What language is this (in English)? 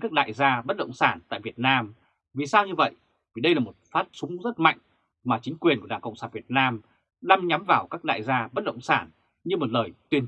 Vietnamese